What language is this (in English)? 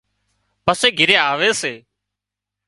Wadiyara Koli